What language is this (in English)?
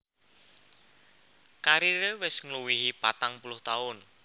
Javanese